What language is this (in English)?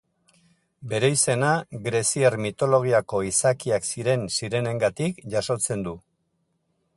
Basque